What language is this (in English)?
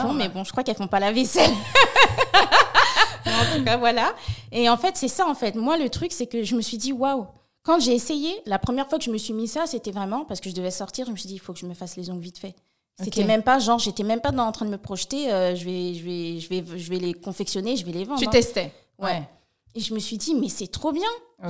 French